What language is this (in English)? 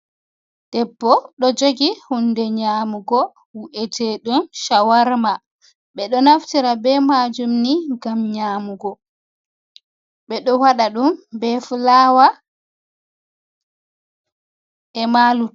Fula